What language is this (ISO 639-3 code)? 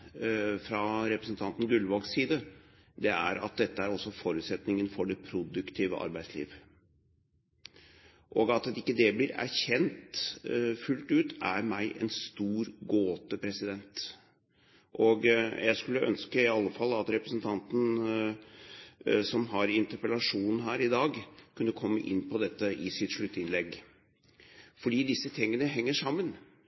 nob